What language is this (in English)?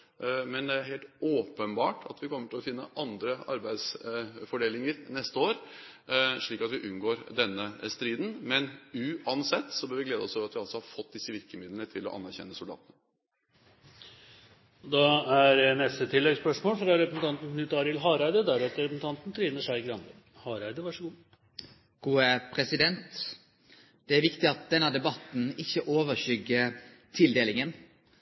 Norwegian